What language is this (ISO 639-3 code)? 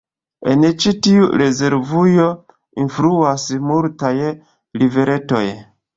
epo